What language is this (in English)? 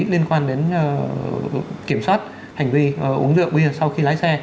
Vietnamese